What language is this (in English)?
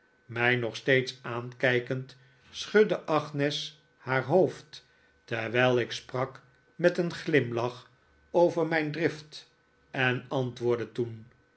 Dutch